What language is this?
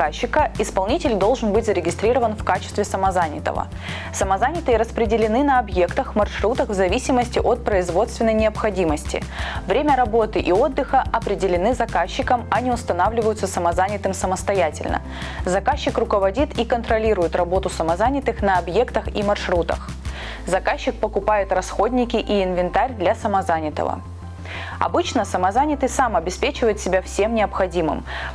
Russian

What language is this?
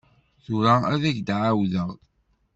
Kabyle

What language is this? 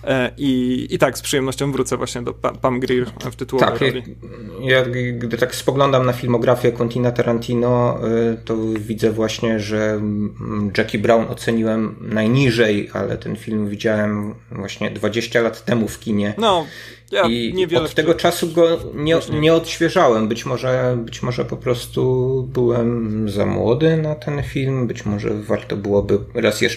Polish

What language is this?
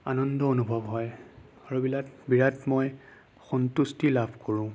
Assamese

